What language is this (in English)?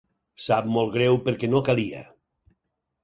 Catalan